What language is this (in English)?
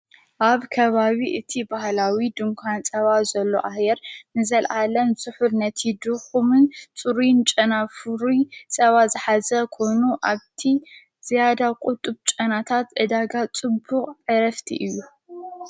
Tigrinya